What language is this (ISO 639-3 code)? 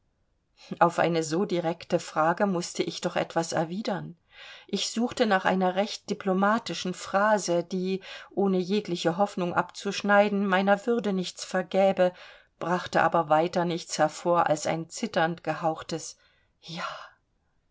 deu